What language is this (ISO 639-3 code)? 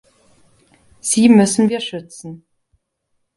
deu